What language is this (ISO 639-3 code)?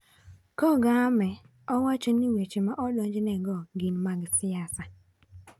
luo